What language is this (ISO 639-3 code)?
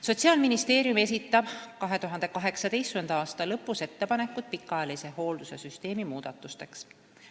est